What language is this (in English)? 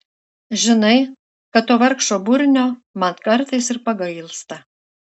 Lithuanian